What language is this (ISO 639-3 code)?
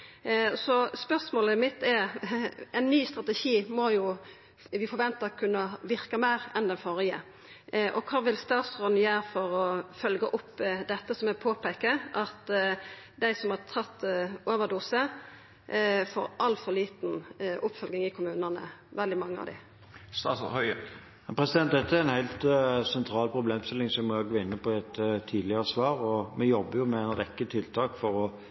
nor